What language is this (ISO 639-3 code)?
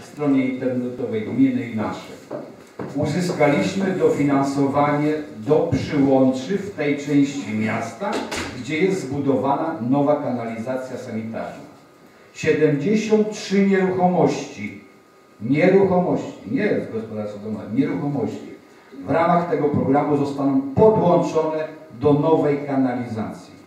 pol